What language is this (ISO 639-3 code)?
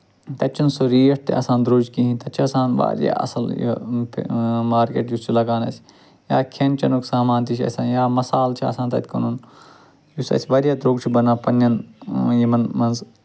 kas